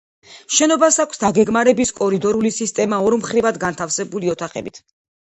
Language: Georgian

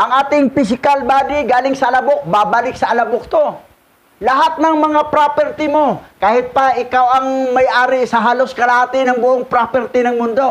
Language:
Filipino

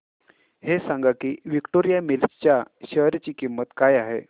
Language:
Marathi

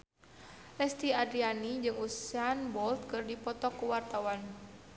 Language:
Sundanese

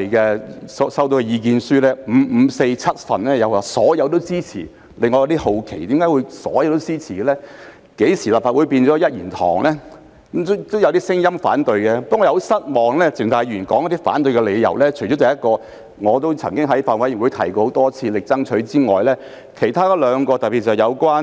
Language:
Cantonese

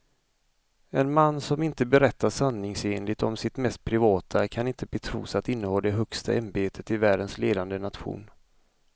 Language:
Swedish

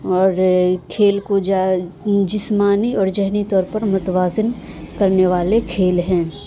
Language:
Urdu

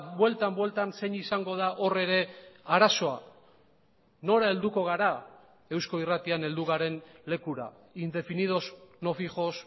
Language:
Basque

